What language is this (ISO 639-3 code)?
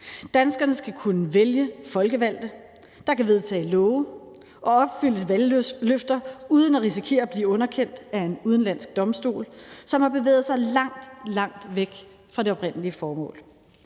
dan